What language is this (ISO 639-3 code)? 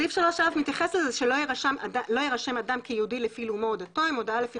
heb